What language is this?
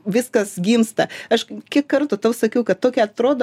Lithuanian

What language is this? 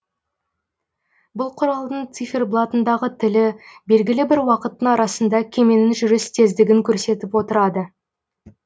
Kazakh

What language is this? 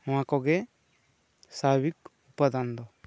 Santali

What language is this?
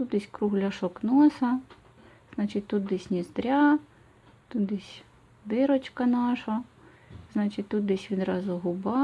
Ukrainian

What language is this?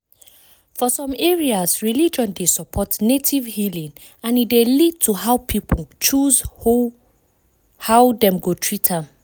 Nigerian Pidgin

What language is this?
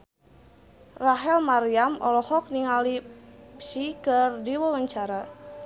Sundanese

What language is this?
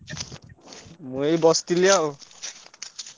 Odia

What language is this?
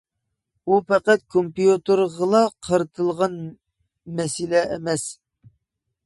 Uyghur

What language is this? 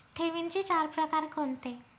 Marathi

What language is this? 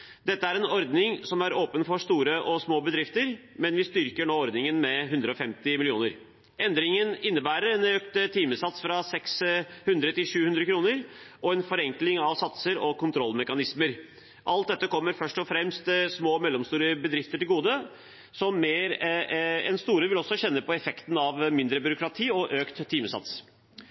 Norwegian Bokmål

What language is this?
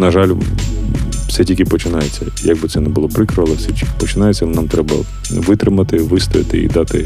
Ukrainian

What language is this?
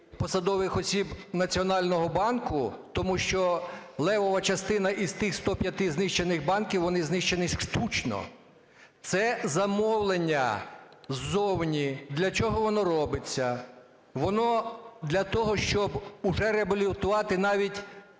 Ukrainian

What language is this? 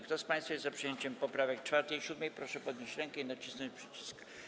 Polish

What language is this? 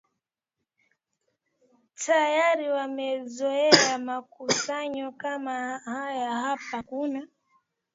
Swahili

